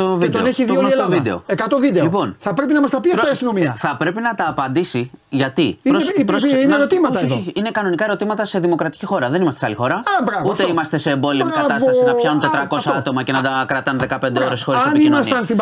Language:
Greek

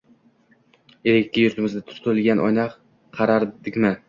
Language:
Uzbek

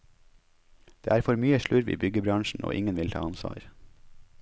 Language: Norwegian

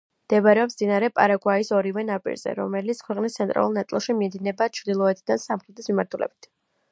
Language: Georgian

